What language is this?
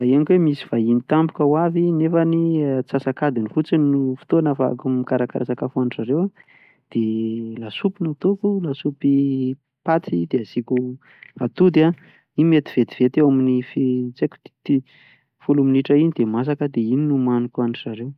Malagasy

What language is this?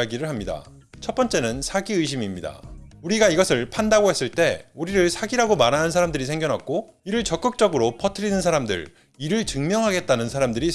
Korean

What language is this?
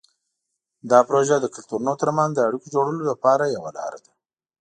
Pashto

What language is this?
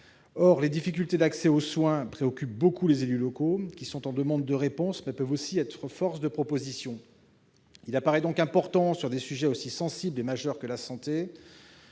French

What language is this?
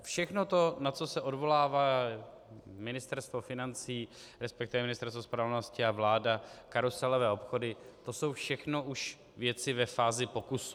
Czech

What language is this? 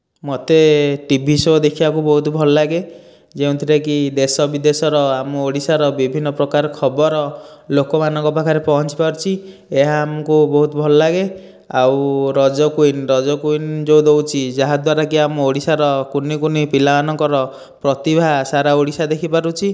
Odia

